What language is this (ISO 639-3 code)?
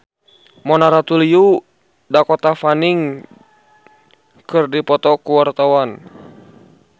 sun